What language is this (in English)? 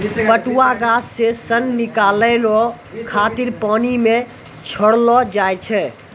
Maithili